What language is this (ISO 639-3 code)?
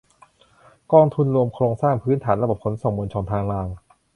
tha